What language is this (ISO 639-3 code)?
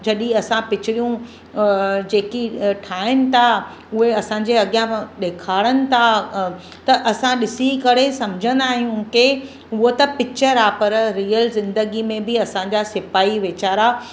snd